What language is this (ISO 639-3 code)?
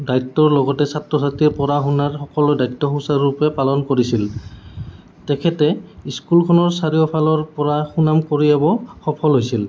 asm